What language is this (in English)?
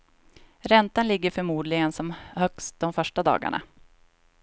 Swedish